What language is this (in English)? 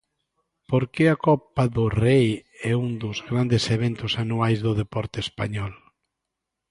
Galician